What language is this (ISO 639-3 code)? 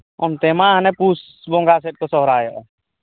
sat